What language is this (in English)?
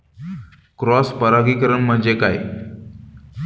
Marathi